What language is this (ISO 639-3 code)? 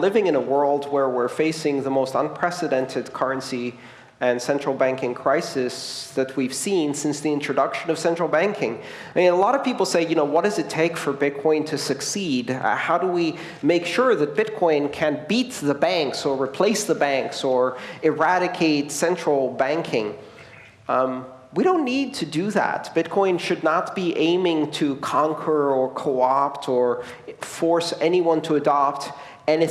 eng